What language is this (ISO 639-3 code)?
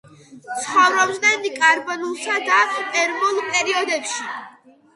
kat